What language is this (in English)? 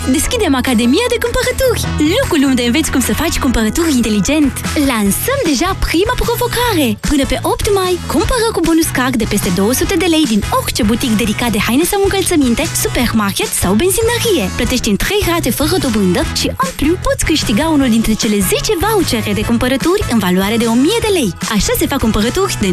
Romanian